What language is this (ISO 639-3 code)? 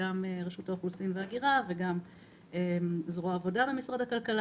heb